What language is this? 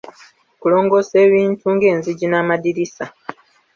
Ganda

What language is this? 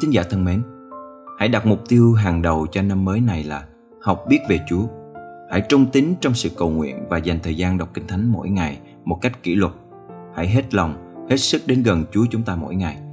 Vietnamese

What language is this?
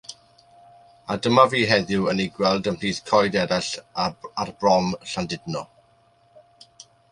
Welsh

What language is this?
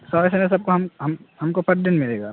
Urdu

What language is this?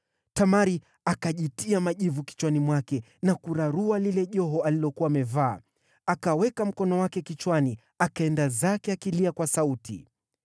Swahili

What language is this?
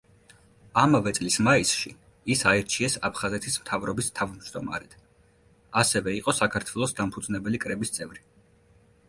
Georgian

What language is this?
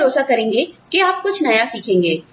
Hindi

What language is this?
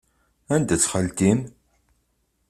Kabyle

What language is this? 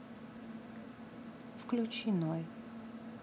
Russian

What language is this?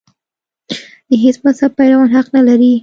Pashto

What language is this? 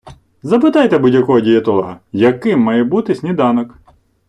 Ukrainian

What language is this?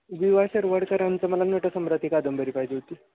Marathi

